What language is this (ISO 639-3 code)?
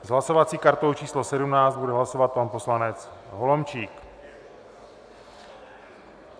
ces